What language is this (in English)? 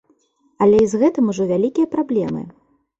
Belarusian